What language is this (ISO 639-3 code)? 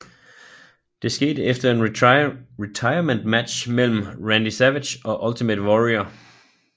dan